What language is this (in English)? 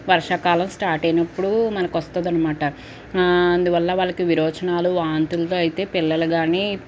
Telugu